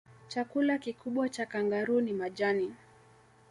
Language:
Swahili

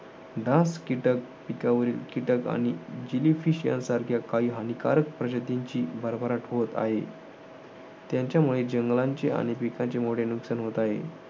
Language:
Marathi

